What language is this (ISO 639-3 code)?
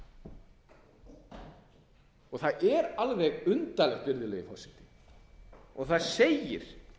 isl